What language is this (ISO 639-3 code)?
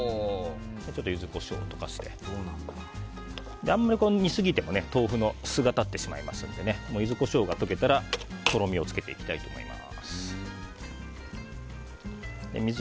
jpn